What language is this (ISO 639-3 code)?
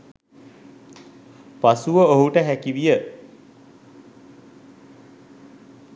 sin